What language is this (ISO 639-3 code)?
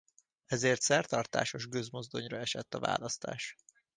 hun